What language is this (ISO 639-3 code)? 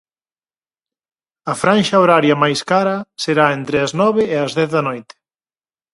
glg